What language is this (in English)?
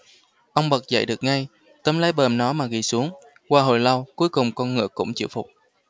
Vietnamese